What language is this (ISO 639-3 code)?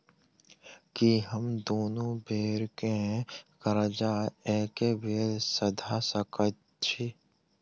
mai